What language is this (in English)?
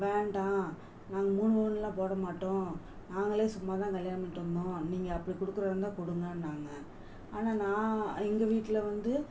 Tamil